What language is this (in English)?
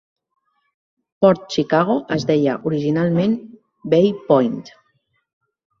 Catalan